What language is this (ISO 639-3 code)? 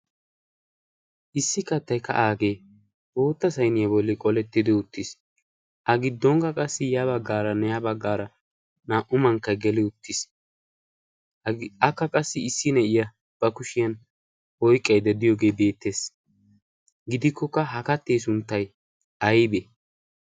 wal